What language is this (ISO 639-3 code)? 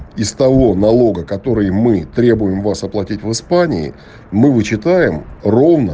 rus